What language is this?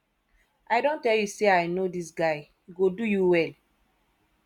Nigerian Pidgin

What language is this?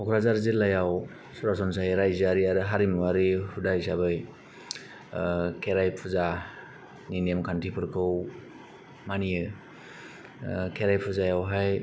Bodo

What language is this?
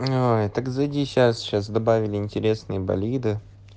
Russian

